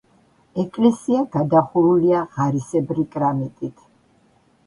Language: Georgian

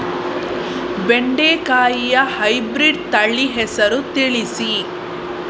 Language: Kannada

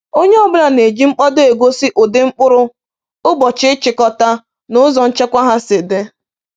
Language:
Igbo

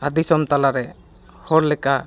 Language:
Santali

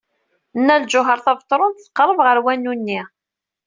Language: Kabyle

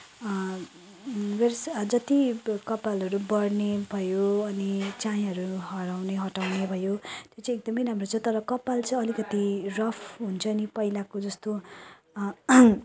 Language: Nepali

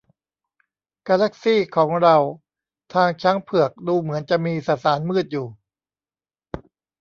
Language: Thai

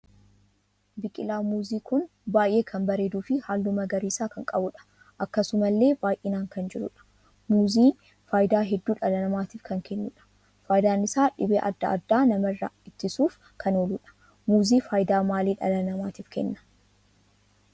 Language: Oromo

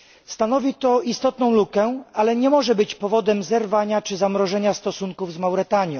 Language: Polish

